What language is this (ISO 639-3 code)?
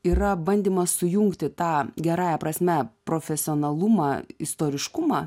lit